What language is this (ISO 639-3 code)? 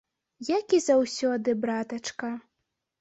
bel